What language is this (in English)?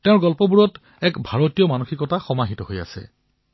Assamese